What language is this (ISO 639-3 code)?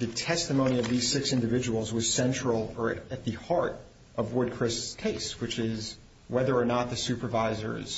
eng